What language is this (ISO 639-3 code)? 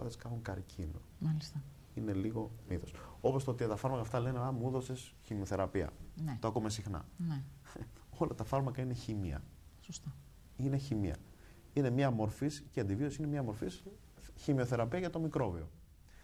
ell